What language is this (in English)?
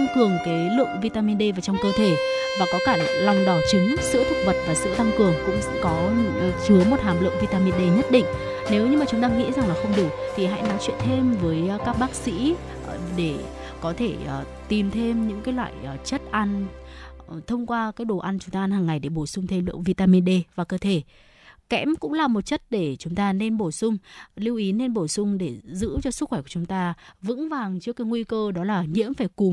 Vietnamese